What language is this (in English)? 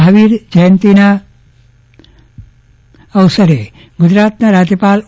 Gujarati